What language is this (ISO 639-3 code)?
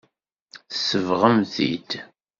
kab